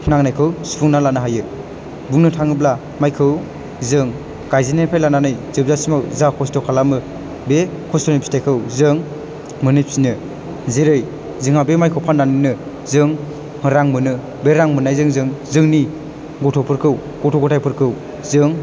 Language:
Bodo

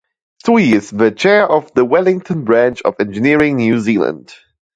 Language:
English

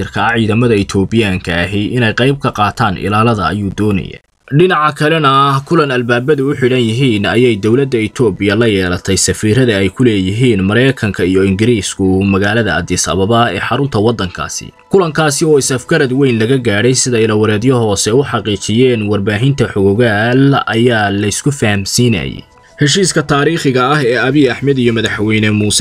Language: Arabic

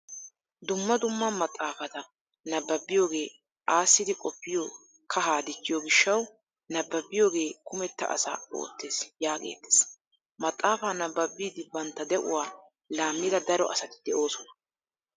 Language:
Wolaytta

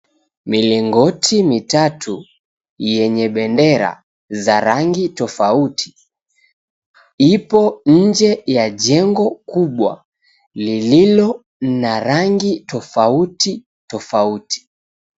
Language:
Swahili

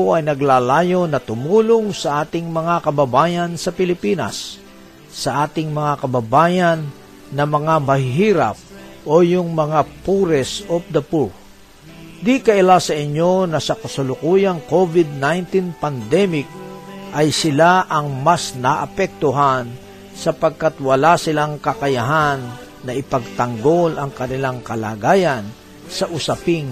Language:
Filipino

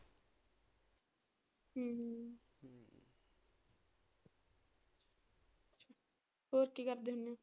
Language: Punjabi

